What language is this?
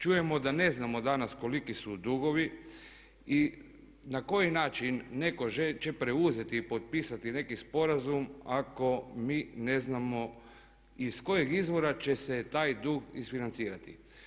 Croatian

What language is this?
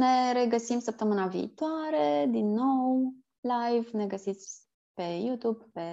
Romanian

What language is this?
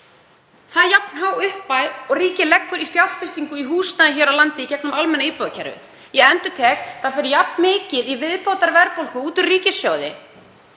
Icelandic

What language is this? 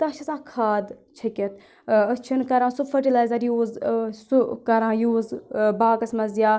Kashmiri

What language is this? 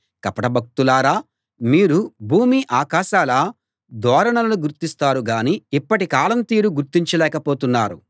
Telugu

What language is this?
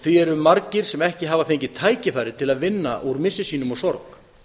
Icelandic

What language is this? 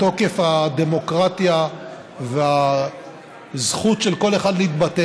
Hebrew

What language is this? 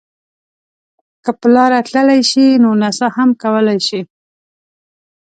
Pashto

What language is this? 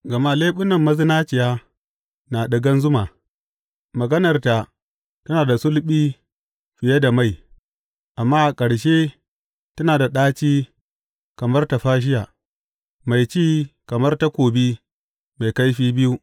Hausa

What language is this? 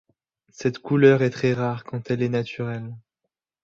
French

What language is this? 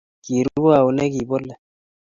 Kalenjin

